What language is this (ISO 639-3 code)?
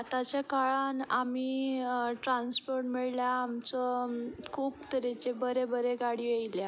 kok